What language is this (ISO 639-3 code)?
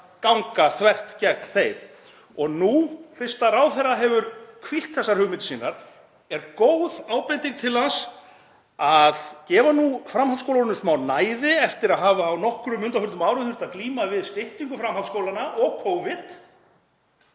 isl